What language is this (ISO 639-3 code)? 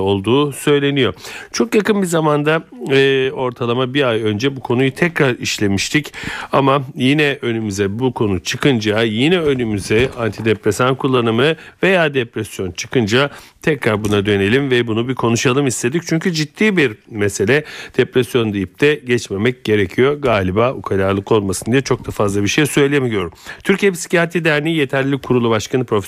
tur